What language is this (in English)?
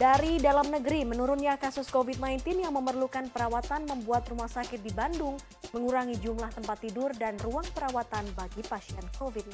Indonesian